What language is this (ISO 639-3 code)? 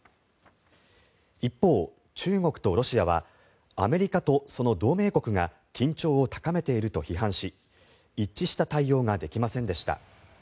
jpn